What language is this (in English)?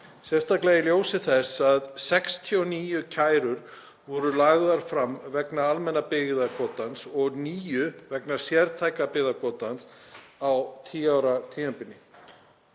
Icelandic